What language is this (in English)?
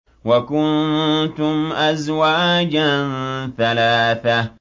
Arabic